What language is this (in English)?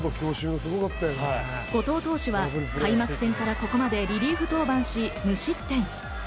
Japanese